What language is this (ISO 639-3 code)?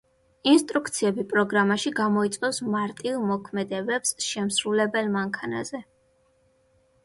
kat